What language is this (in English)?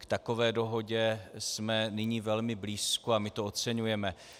Czech